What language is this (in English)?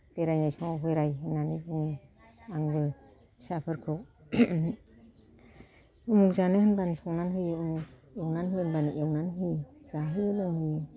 Bodo